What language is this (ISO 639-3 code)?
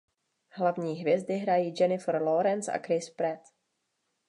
ces